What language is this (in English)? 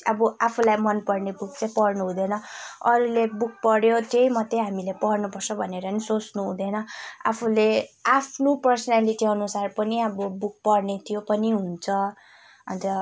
Nepali